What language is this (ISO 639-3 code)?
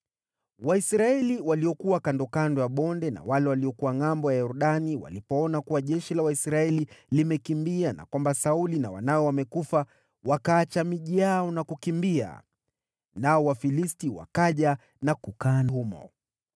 swa